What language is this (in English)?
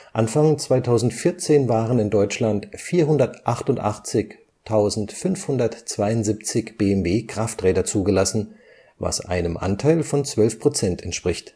German